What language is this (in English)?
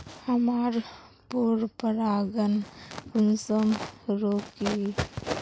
Magahi